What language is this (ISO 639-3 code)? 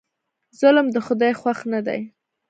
pus